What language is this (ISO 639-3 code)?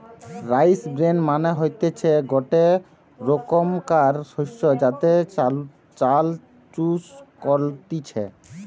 ben